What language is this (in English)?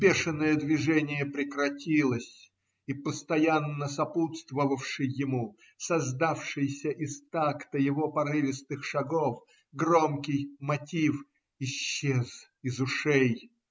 Russian